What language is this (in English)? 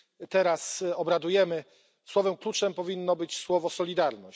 Polish